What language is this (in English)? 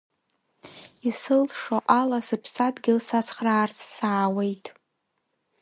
Abkhazian